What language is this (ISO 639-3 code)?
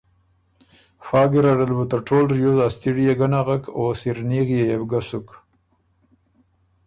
oru